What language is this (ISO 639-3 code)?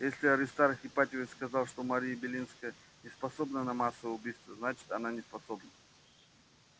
rus